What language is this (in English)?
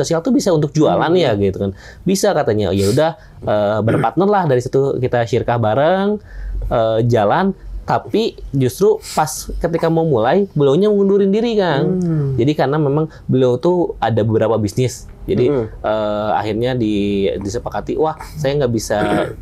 Indonesian